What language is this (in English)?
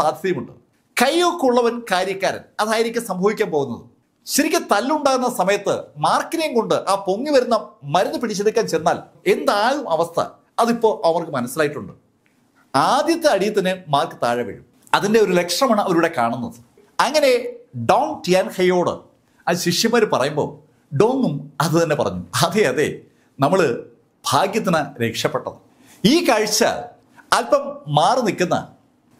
Malayalam